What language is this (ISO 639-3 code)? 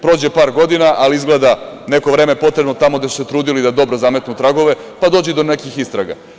srp